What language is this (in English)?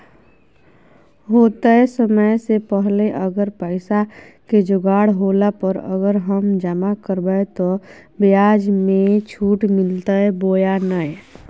Magahi